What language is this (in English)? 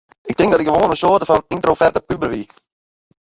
Western Frisian